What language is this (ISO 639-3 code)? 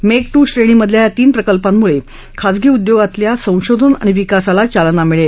mar